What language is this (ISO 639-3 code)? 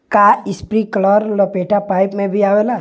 bho